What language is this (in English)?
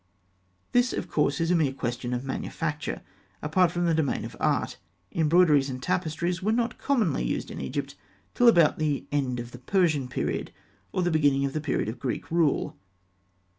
English